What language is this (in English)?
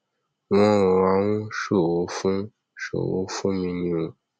Yoruba